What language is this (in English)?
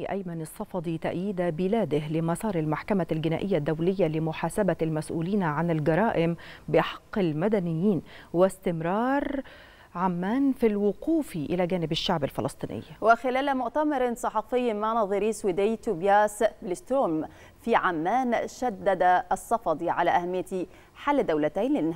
Arabic